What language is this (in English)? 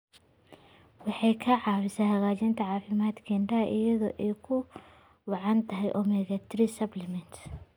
Somali